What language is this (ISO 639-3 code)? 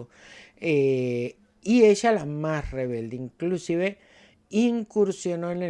spa